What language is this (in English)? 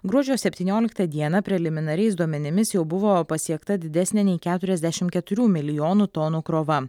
Lithuanian